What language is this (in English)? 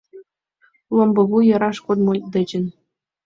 Mari